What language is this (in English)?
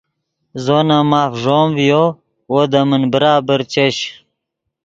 Yidgha